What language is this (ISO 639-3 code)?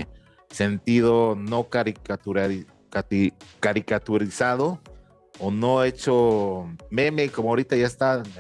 spa